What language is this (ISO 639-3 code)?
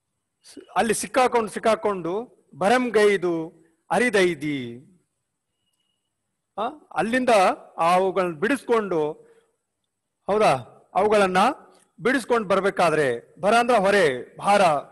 hin